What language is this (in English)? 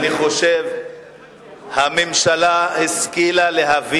Hebrew